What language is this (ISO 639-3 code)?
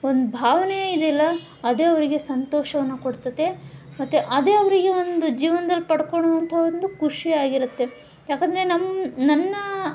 kan